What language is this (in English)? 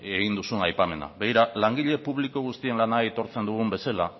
Basque